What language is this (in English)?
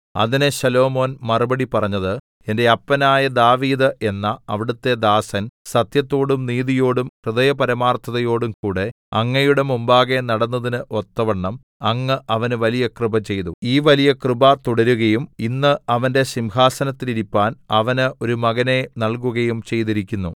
Malayalam